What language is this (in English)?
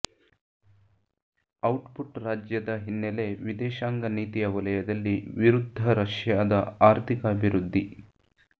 Kannada